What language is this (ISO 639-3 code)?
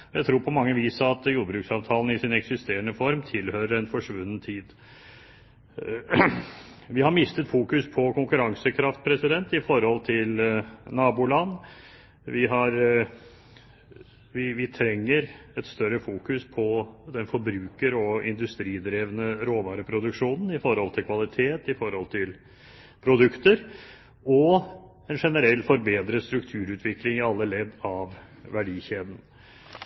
nob